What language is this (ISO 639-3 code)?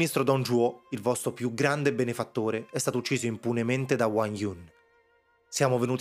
ita